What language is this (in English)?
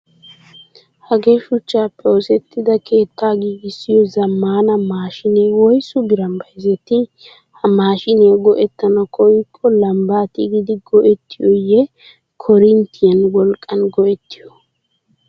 Wolaytta